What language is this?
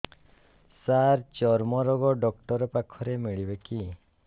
Odia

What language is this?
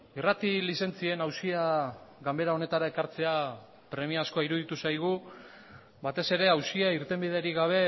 Basque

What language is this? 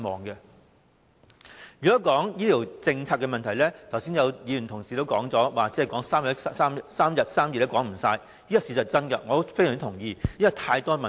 Cantonese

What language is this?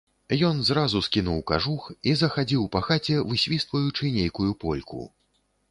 Belarusian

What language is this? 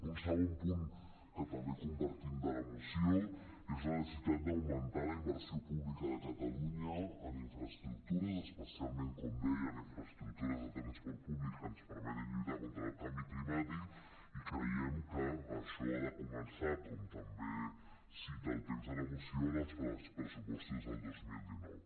Catalan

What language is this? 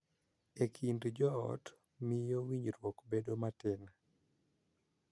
Luo (Kenya and Tanzania)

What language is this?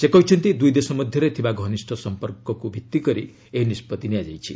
Odia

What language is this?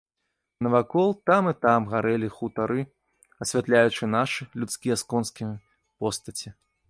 Belarusian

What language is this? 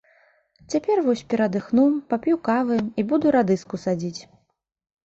Belarusian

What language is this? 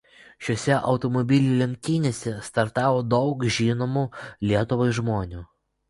Lithuanian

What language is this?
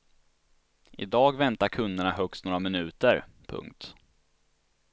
Swedish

